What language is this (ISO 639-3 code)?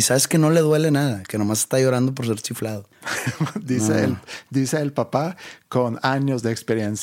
spa